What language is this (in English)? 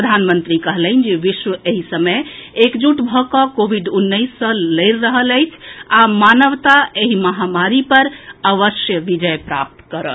Maithili